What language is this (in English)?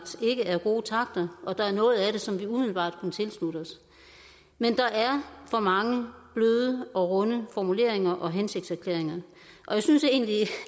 Danish